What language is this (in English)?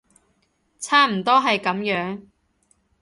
Cantonese